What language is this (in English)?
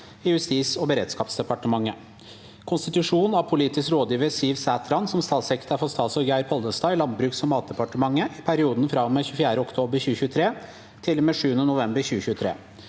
Norwegian